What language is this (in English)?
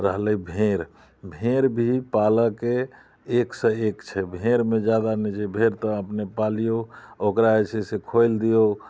Maithili